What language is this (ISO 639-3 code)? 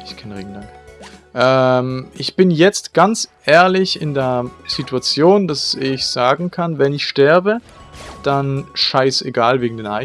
deu